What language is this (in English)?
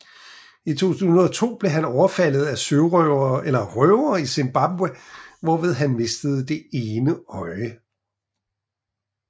Danish